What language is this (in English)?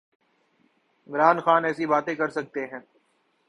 Urdu